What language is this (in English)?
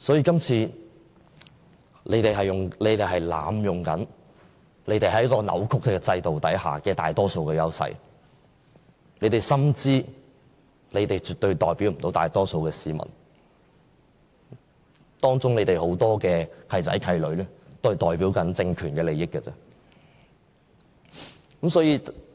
Cantonese